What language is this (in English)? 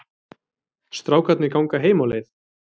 Icelandic